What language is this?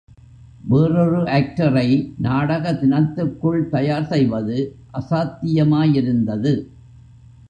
Tamil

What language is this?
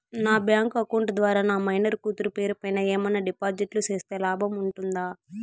Telugu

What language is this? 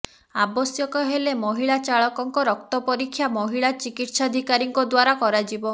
Odia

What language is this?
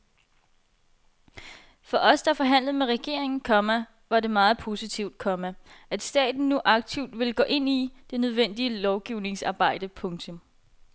Danish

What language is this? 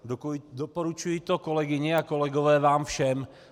Czech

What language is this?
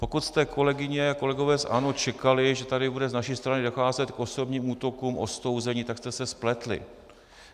Czech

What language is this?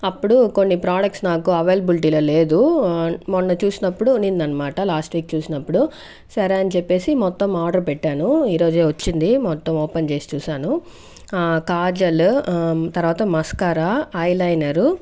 Telugu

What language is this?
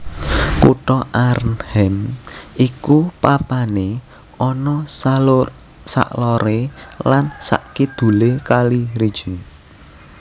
Javanese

